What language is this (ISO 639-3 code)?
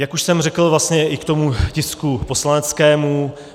ces